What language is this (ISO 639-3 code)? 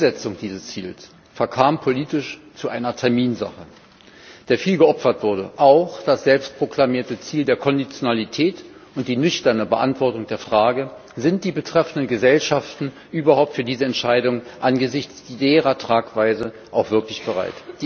deu